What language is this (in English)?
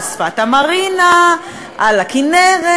Hebrew